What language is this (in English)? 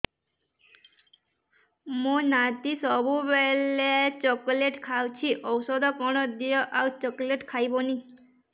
Odia